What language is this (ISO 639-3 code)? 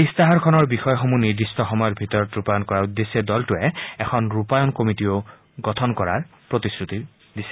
asm